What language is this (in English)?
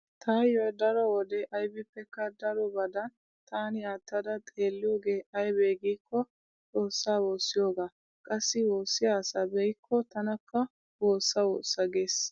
Wolaytta